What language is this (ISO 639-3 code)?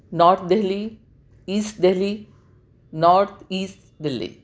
urd